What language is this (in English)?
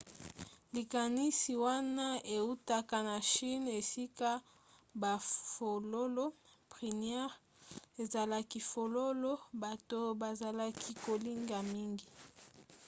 Lingala